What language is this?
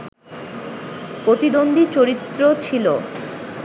Bangla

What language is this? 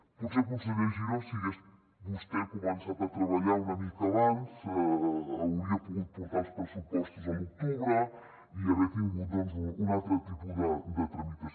Catalan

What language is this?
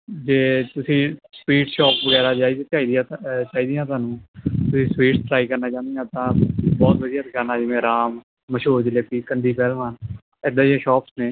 Punjabi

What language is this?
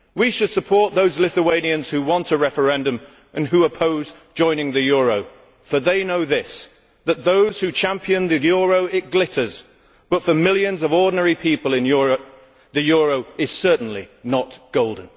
English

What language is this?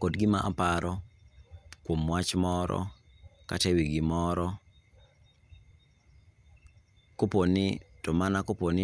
Luo (Kenya and Tanzania)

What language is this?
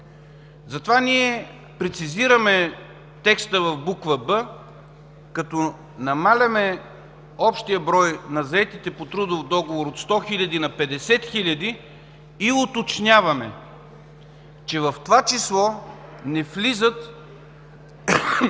Bulgarian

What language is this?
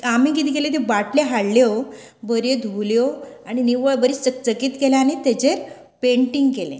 Konkani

